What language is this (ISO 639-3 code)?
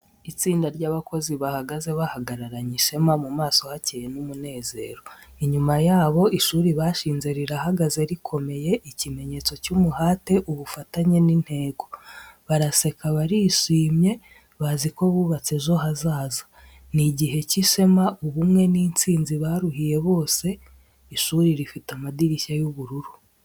kin